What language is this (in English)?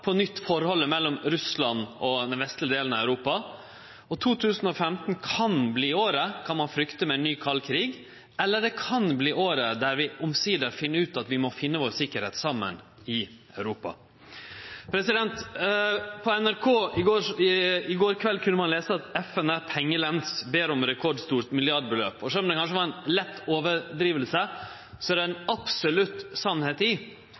Norwegian Nynorsk